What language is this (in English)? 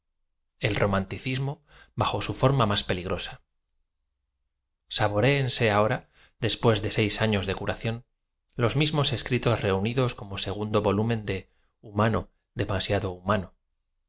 Spanish